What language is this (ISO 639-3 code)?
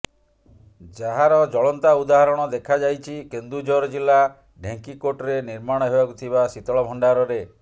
ori